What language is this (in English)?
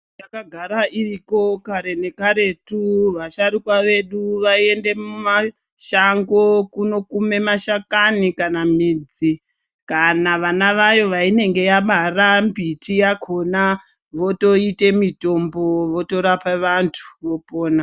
Ndau